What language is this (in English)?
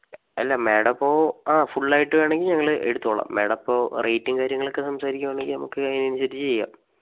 Malayalam